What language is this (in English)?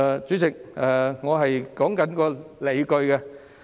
Cantonese